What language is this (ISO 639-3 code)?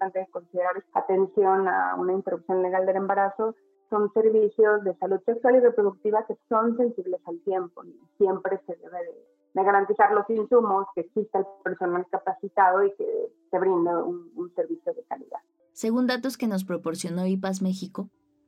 spa